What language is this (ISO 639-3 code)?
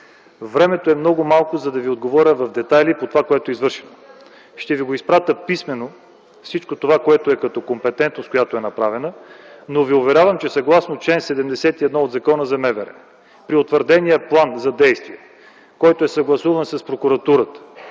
bul